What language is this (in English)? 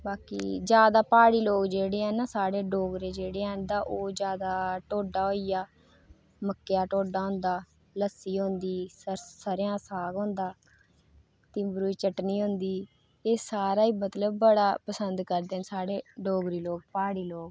Dogri